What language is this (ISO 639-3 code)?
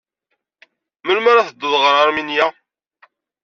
kab